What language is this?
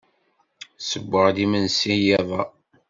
Kabyle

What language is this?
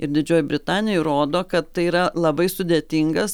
Lithuanian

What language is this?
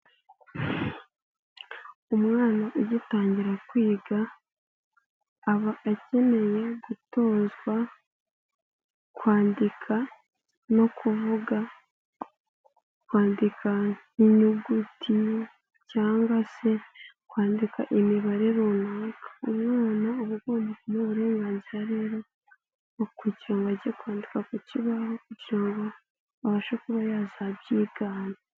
Kinyarwanda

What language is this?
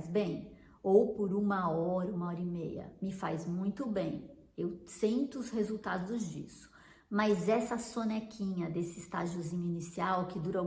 Portuguese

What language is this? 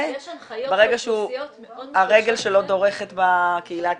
Hebrew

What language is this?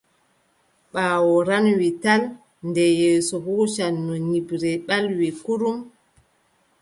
Adamawa Fulfulde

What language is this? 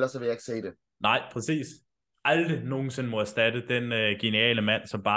Danish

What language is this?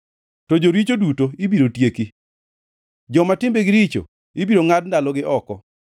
Luo (Kenya and Tanzania)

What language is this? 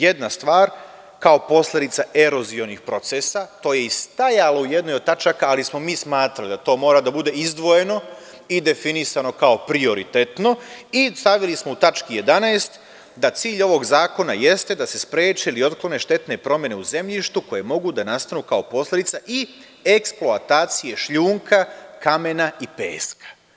Serbian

